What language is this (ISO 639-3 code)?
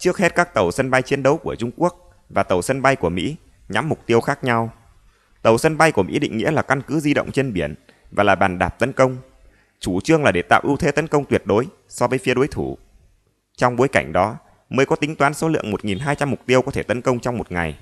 vie